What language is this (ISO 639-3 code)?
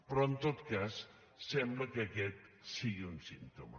cat